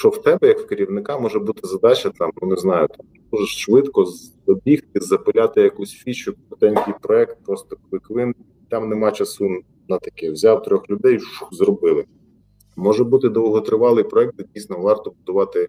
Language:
Ukrainian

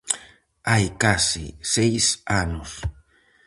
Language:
Galician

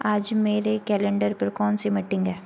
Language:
Hindi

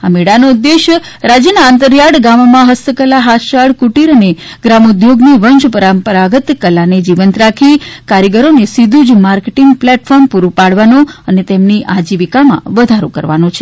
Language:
Gujarati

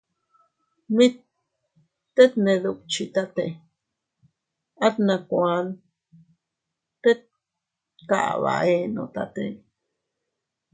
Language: Teutila Cuicatec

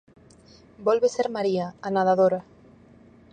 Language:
Galician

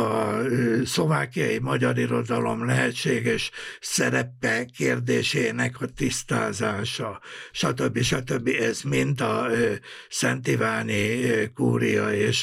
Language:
Hungarian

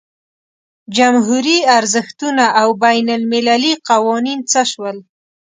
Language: Pashto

